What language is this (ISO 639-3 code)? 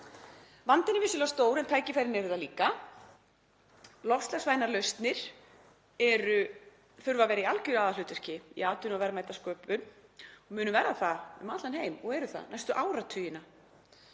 isl